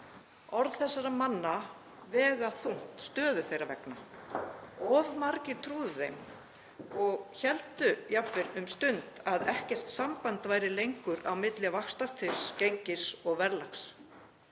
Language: Icelandic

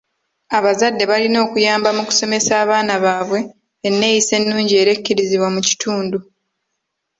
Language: Ganda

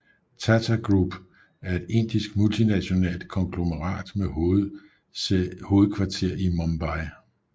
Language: Danish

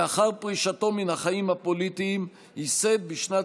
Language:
Hebrew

